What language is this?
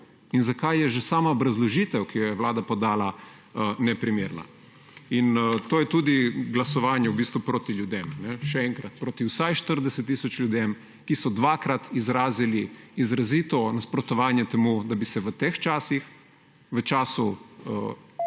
Slovenian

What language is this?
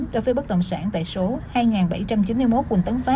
Vietnamese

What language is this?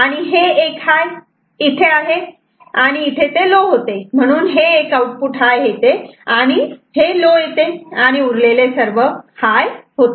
Marathi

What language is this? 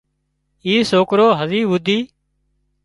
Wadiyara Koli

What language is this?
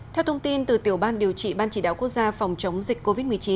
Vietnamese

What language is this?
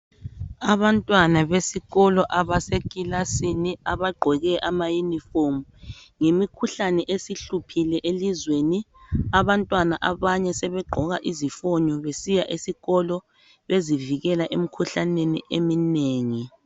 North Ndebele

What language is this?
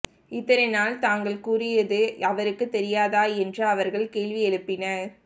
Tamil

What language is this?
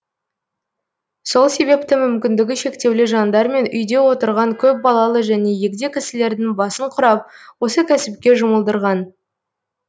Kazakh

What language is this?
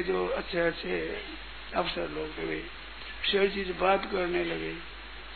Hindi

